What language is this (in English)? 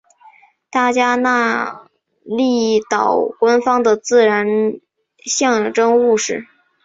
Chinese